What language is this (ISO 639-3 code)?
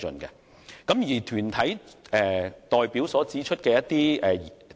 yue